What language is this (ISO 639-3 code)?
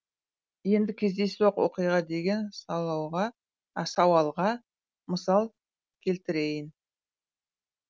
kaz